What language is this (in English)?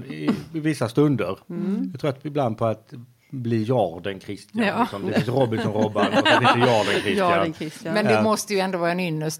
Swedish